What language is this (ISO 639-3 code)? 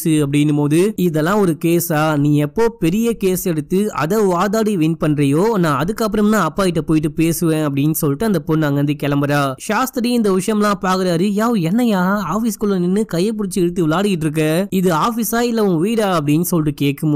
tam